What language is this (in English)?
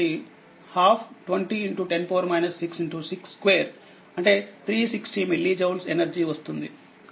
Telugu